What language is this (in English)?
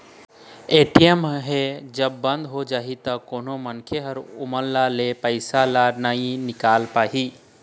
Chhattisgarhi